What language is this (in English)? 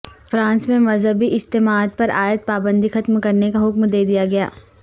Urdu